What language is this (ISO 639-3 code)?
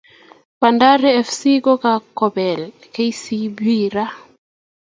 kln